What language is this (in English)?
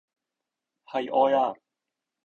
Cantonese